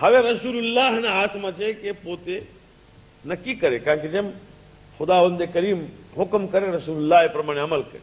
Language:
Hindi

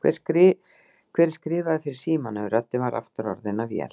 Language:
Icelandic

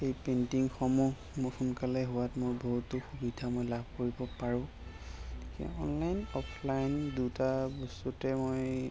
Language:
Assamese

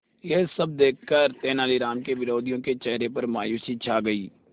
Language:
Hindi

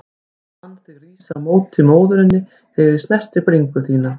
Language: Icelandic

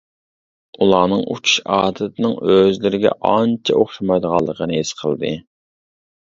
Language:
Uyghur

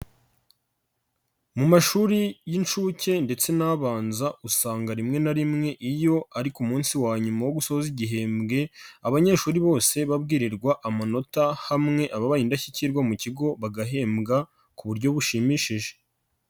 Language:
Kinyarwanda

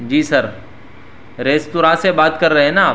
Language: Urdu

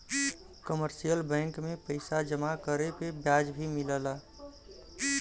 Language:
Bhojpuri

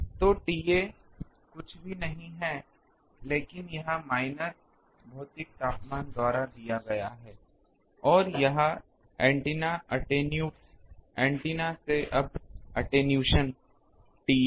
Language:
Hindi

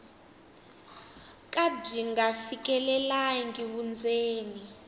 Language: Tsonga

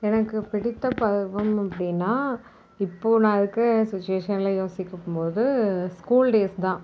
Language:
Tamil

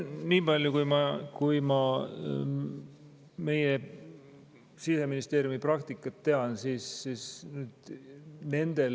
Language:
Estonian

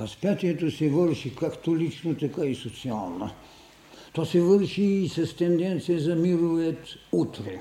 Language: Bulgarian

